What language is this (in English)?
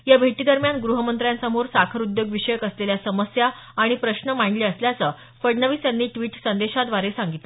Marathi